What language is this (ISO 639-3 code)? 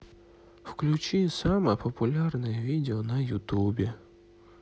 rus